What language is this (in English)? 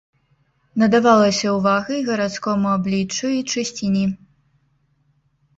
Belarusian